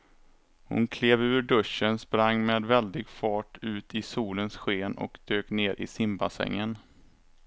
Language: Swedish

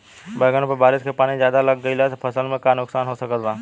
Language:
Bhojpuri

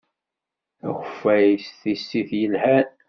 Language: Kabyle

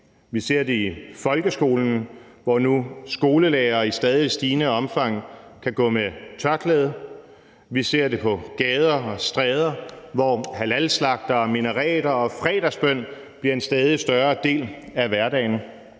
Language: Danish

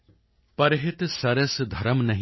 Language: Punjabi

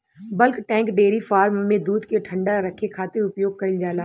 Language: Bhojpuri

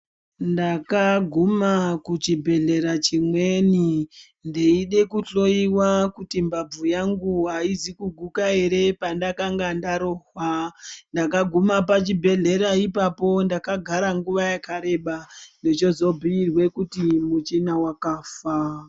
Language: Ndau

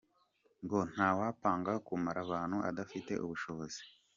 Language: Kinyarwanda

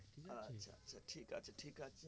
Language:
Bangla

